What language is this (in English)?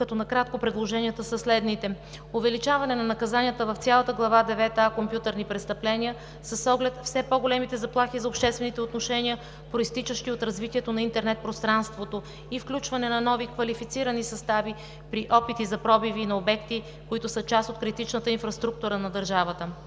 Bulgarian